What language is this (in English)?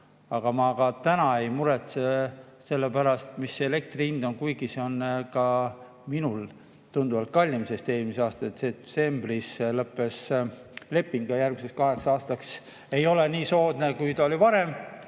Estonian